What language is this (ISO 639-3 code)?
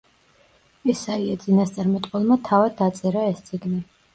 kat